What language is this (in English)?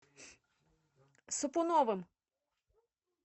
Russian